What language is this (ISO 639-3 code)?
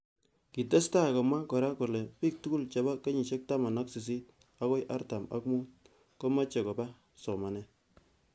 kln